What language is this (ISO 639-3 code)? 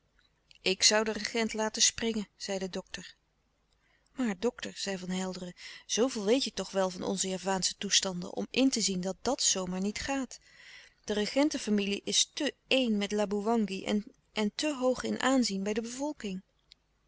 nld